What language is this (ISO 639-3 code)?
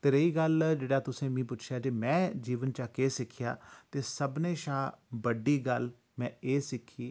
doi